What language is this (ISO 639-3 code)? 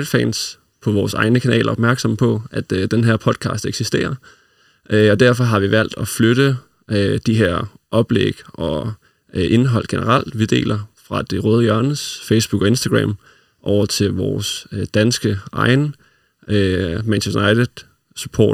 dan